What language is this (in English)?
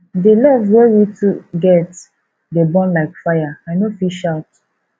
Nigerian Pidgin